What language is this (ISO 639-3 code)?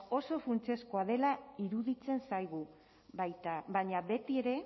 eus